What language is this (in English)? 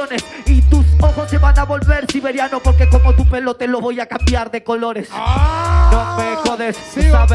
Spanish